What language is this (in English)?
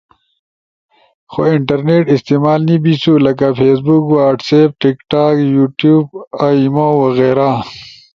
Ushojo